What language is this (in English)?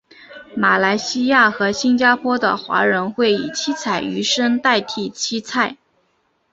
Chinese